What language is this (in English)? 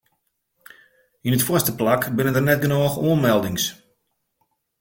Western Frisian